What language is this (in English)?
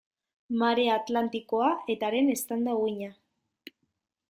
Basque